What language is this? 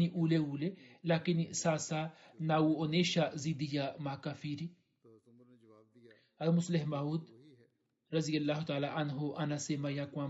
Swahili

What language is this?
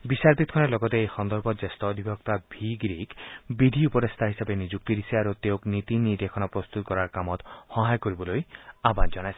Assamese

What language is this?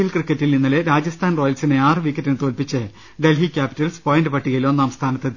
Malayalam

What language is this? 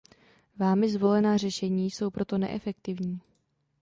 Czech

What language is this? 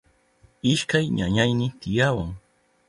Southern Pastaza Quechua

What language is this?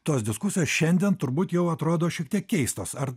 Lithuanian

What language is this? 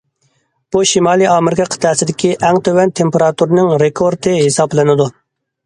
Uyghur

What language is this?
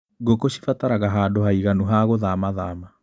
Kikuyu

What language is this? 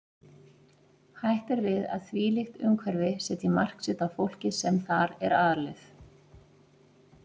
Icelandic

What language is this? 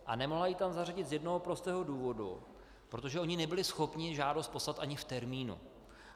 Czech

